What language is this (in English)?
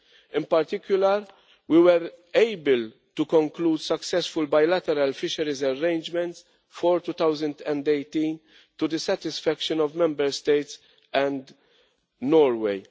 English